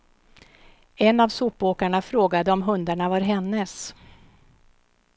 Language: Swedish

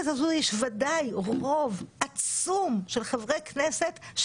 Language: Hebrew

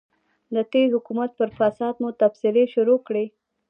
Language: Pashto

